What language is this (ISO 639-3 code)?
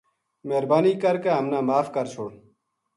gju